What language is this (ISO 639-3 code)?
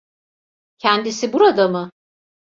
tur